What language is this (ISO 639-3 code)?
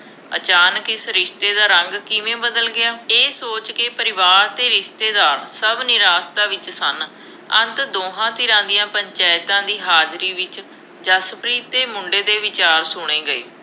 pan